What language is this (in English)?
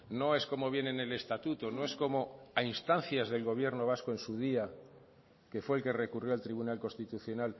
Spanish